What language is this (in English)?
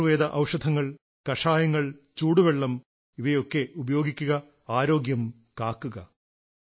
Malayalam